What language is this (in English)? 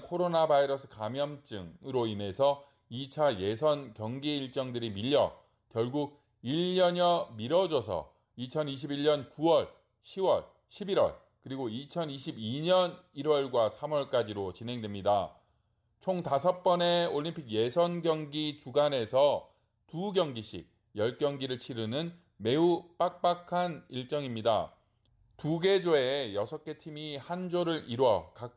Korean